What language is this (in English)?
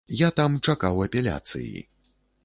Belarusian